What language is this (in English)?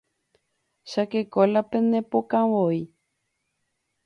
Guarani